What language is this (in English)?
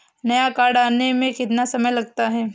Hindi